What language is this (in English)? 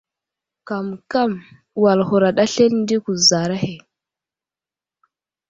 Wuzlam